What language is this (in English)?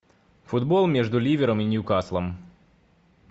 Russian